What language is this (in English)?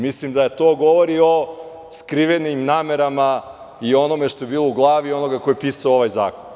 Serbian